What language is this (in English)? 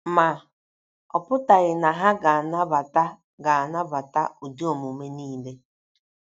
Igbo